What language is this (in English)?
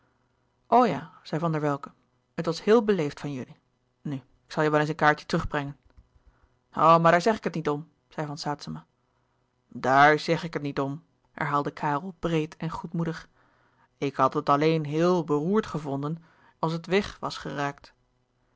Dutch